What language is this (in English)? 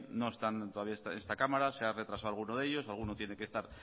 Spanish